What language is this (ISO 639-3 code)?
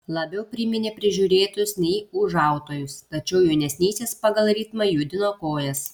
lit